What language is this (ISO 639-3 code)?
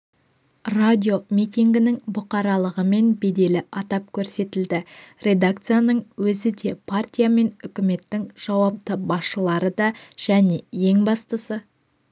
kaz